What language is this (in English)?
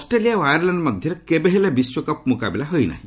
Odia